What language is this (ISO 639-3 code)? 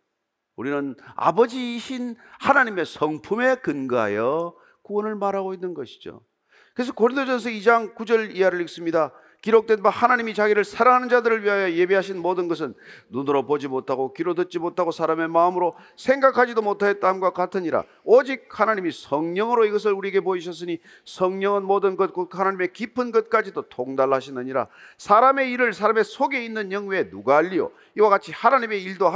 kor